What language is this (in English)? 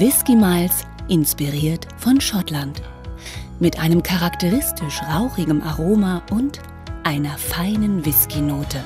German